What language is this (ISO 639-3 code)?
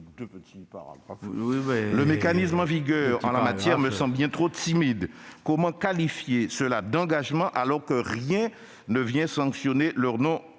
fra